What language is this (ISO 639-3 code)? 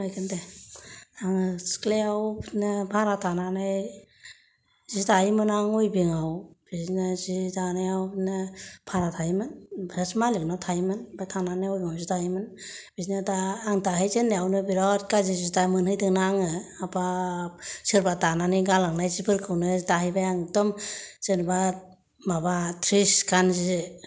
brx